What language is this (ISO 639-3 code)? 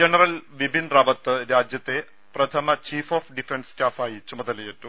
mal